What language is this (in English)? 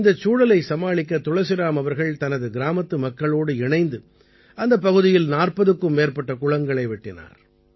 Tamil